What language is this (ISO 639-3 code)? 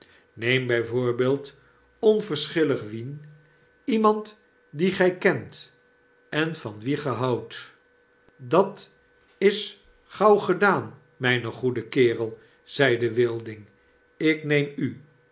nld